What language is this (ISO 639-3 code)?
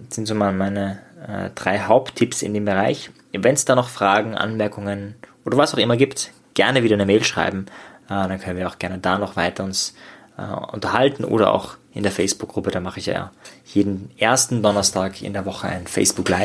deu